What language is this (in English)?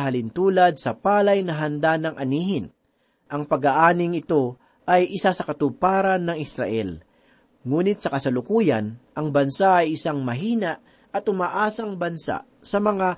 Filipino